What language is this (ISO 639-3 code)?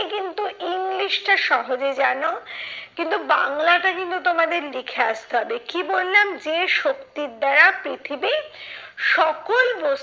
ben